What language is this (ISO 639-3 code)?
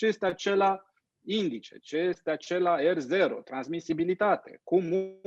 ron